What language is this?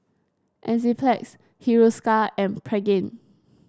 English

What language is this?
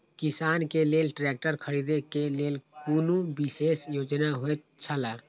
Maithili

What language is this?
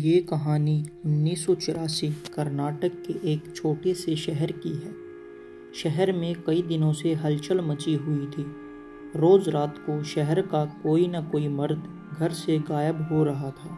Hindi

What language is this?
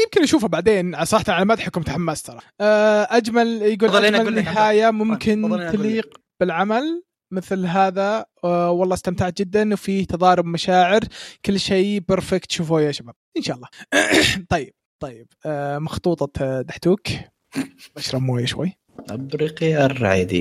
Arabic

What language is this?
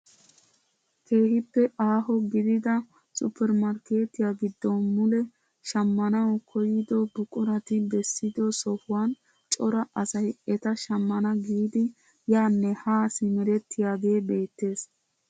Wolaytta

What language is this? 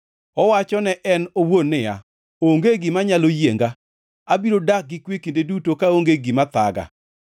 Luo (Kenya and Tanzania)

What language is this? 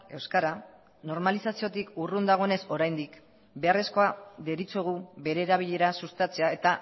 Basque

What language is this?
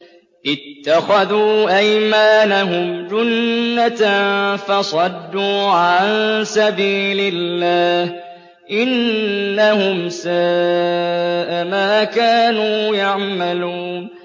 Arabic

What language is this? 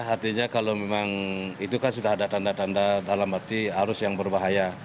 Indonesian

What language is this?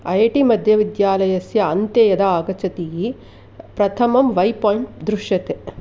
Sanskrit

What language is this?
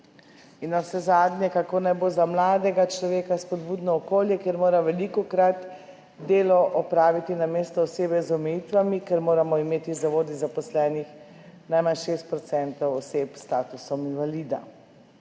Slovenian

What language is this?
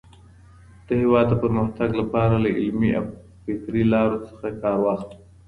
Pashto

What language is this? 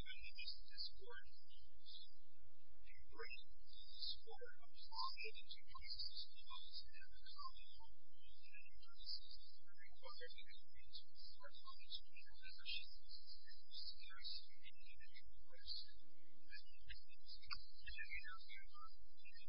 English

